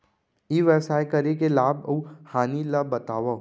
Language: Chhattisgarhi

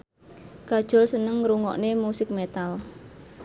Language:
Javanese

